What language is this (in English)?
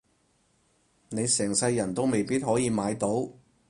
Cantonese